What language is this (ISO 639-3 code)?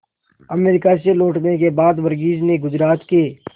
hin